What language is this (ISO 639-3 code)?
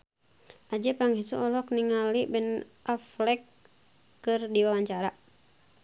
sun